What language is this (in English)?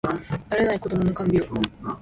Japanese